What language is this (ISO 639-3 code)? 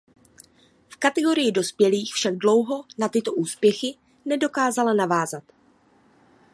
ces